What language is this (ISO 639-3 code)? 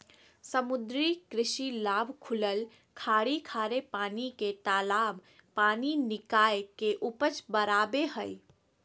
mag